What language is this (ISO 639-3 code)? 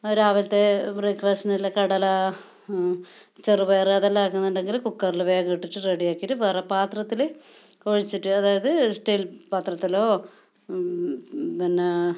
mal